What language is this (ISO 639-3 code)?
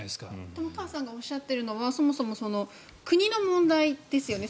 jpn